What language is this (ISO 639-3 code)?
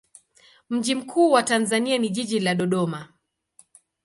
swa